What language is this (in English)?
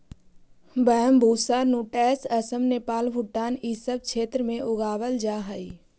Magahi